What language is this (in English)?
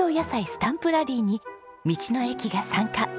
Japanese